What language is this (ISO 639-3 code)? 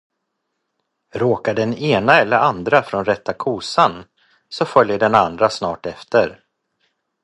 swe